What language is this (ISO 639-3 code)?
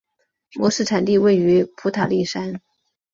zho